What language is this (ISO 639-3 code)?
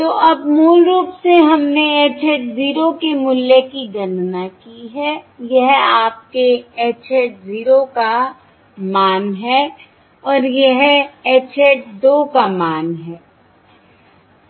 hin